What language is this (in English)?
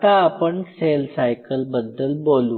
Marathi